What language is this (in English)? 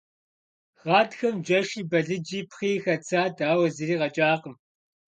Kabardian